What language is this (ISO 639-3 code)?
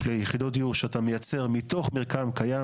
heb